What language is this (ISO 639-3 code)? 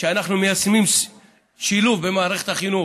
heb